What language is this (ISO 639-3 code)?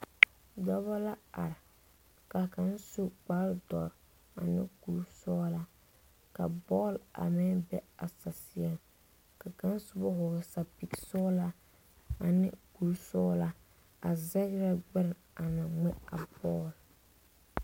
dga